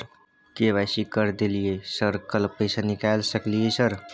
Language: Maithili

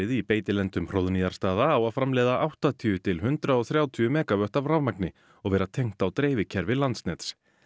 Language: Icelandic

